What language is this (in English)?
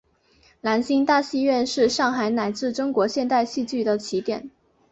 Chinese